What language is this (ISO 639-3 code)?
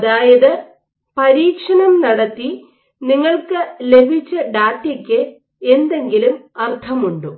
mal